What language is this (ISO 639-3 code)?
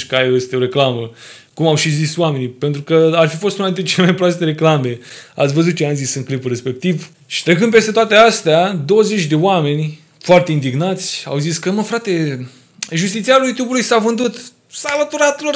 ron